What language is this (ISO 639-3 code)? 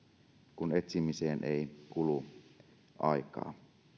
fin